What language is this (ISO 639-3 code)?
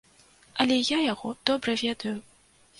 bel